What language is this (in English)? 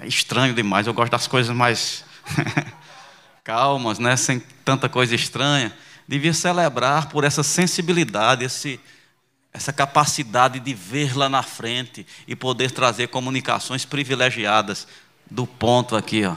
Portuguese